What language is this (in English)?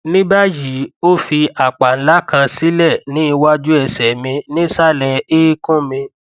Yoruba